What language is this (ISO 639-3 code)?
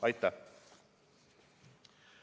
est